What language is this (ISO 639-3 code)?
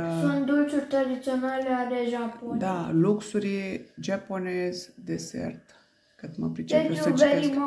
ron